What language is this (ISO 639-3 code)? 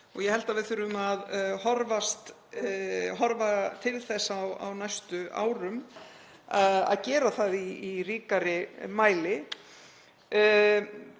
isl